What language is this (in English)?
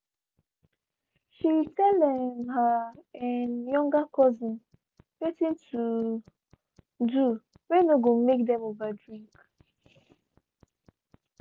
Nigerian Pidgin